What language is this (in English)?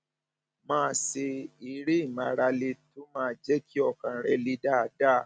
Yoruba